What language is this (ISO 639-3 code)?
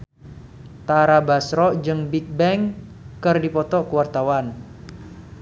sun